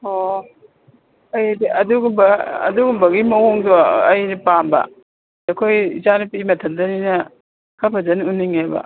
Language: Manipuri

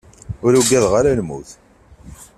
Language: Kabyle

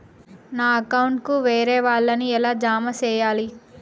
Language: Telugu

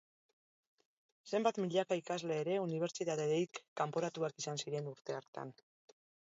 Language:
Basque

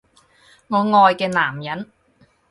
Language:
Cantonese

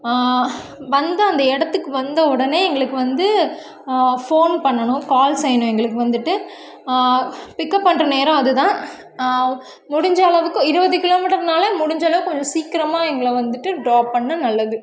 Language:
Tamil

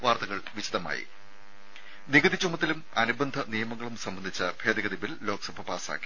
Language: Malayalam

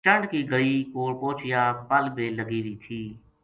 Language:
Gujari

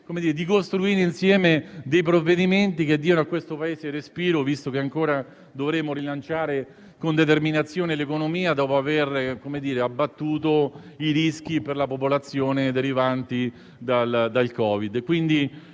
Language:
Italian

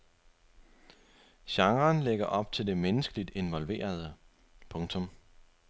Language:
Danish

